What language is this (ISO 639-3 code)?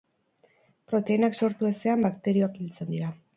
eus